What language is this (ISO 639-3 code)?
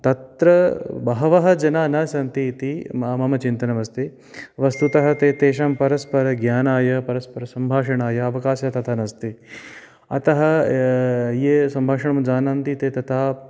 san